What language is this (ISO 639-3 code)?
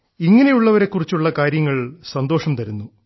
mal